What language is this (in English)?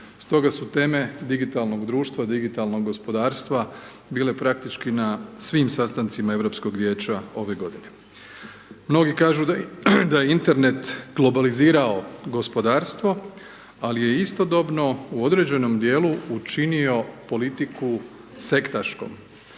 Croatian